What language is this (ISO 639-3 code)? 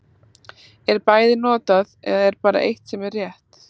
isl